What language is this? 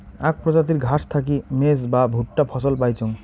Bangla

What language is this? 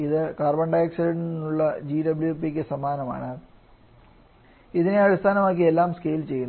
Malayalam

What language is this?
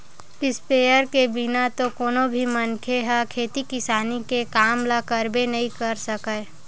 Chhattisgarhi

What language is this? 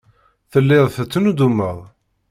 Kabyle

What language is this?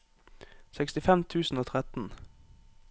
Norwegian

